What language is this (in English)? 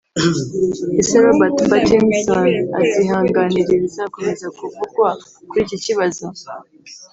Kinyarwanda